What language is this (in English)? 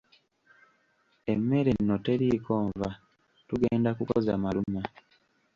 Ganda